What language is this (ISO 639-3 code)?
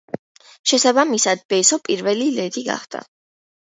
kat